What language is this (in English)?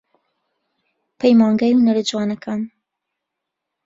Central Kurdish